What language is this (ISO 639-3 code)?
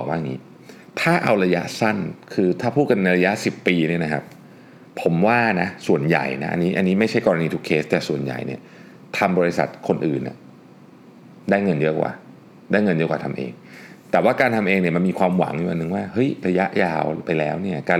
tha